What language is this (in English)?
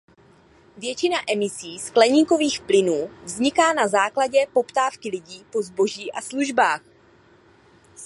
Czech